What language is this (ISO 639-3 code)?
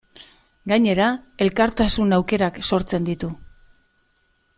eus